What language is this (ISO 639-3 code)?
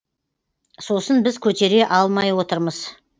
kaz